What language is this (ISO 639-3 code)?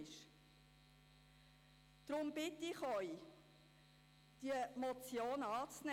gsw